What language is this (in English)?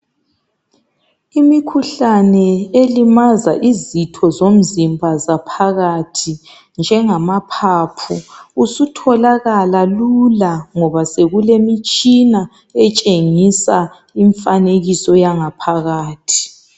North Ndebele